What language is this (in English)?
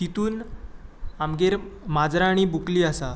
Konkani